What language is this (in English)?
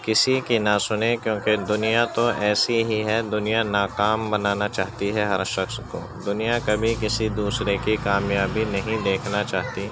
Urdu